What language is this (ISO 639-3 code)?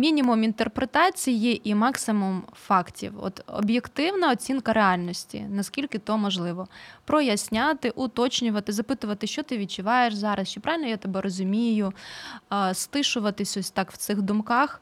ukr